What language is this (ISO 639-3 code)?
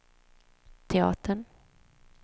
swe